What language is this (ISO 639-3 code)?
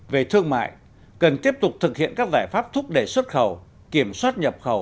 vie